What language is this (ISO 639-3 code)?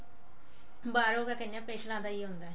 pan